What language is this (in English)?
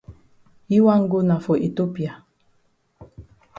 Cameroon Pidgin